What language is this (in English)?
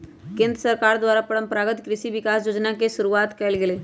Magahi